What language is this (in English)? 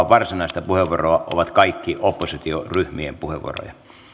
Finnish